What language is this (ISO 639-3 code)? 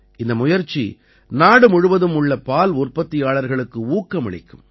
tam